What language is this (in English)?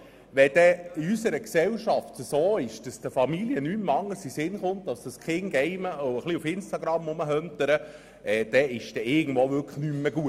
Swiss German